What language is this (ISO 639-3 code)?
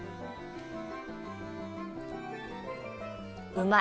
jpn